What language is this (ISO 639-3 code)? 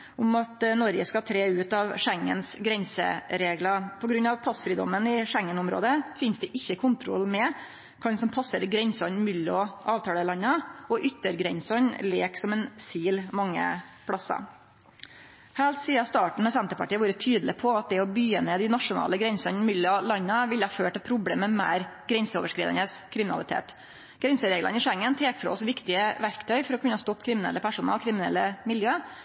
nno